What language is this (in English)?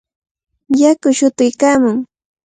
Cajatambo North Lima Quechua